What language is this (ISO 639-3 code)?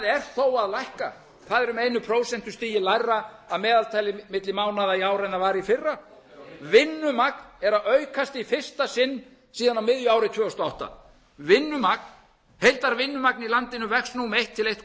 isl